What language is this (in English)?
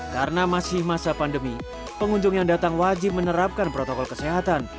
Indonesian